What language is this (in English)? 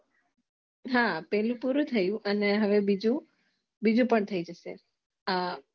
Gujarati